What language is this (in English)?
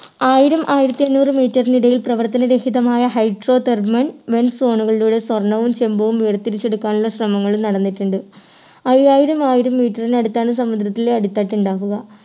Malayalam